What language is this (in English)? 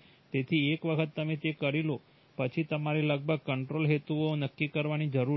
Gujarati